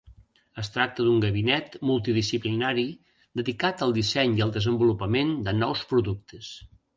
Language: Catalan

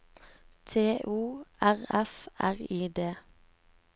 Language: Norwegian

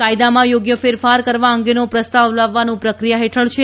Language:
Gujarati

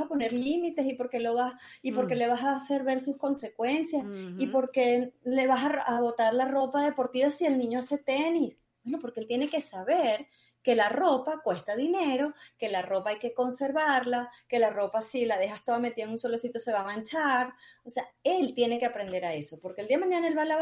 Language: Spanish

